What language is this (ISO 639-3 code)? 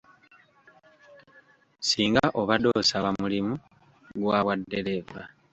lug